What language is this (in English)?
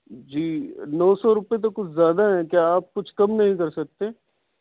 Urdu